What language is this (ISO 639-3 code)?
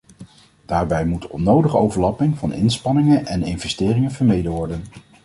nld